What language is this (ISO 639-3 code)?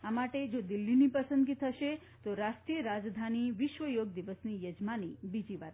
guj